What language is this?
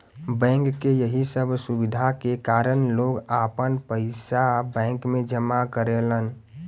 Bhojpuri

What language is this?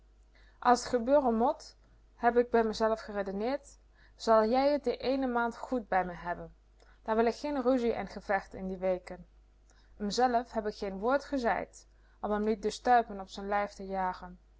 Dutch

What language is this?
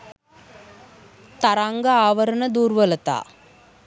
Sinhala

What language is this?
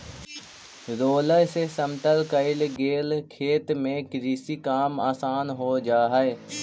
Magahi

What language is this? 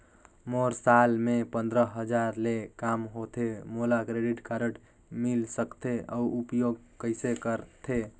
Chhattisgarhi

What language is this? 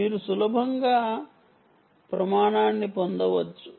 Telugu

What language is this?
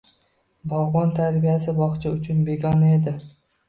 Uzbek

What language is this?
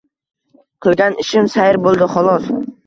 Uzbek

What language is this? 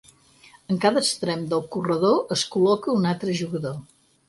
Catalan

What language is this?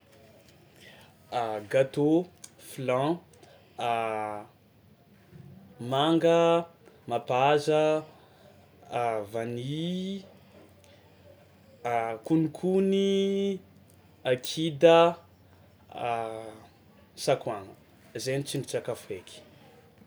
Tsimihety Malagasy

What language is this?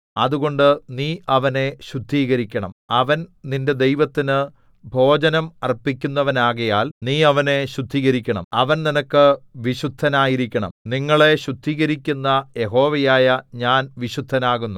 Malayalam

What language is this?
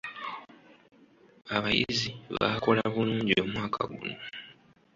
Ganda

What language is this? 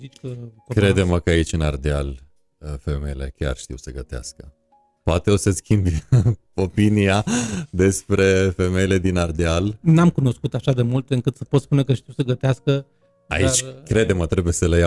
Romanian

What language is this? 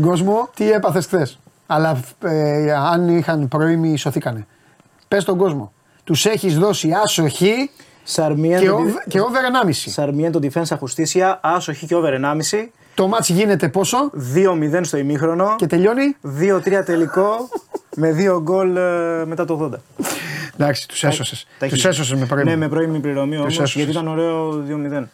Greek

